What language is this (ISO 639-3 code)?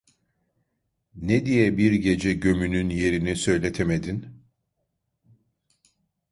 tur